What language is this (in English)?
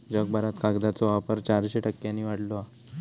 Marathi